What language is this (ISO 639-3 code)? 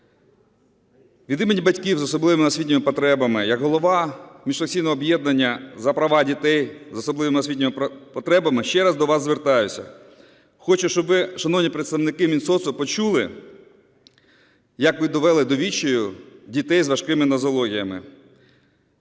ukr